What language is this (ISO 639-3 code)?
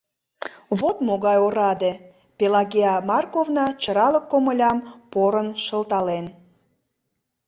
chm